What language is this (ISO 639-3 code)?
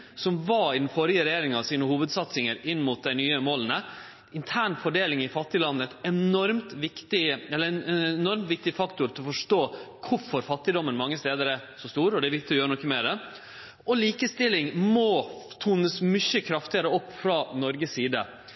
nno